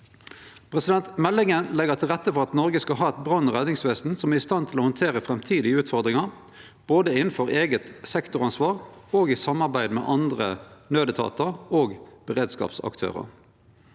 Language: Norwegian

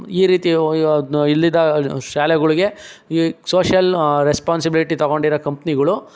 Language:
Kannada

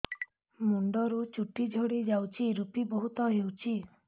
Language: Odia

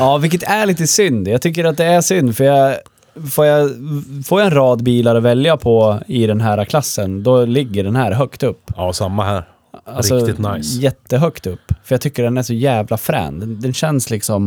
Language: Swedish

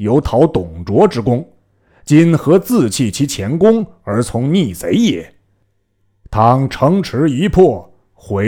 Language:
Chinese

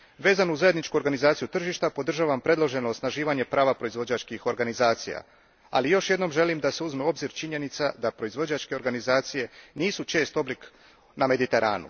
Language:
Croatian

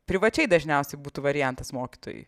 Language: Lithuanian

